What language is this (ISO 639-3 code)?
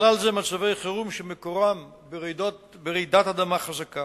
heb